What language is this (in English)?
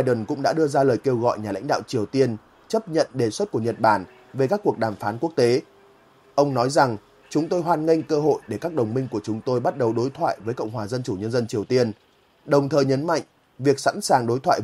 Vietnamese